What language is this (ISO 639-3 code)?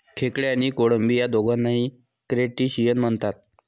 mar